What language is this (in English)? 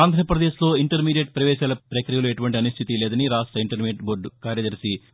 Telugu